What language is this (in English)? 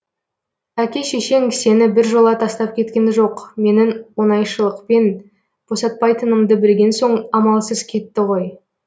Kazakh